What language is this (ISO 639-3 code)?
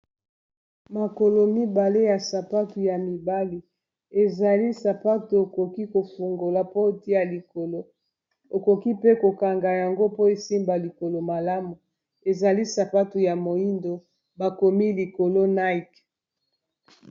lin